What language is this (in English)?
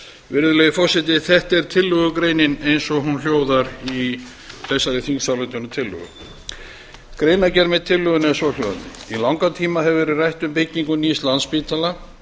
Icelandic